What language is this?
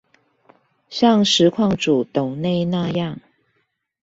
Chinese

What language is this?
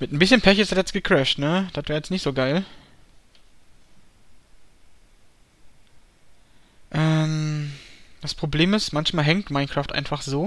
German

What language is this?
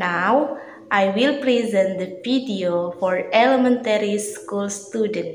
Indonesian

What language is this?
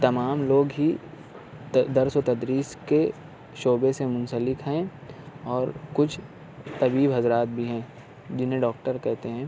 Urdu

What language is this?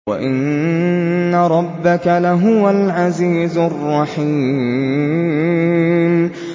Arabic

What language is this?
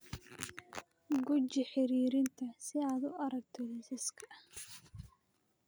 Somali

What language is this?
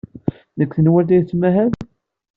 Kabyle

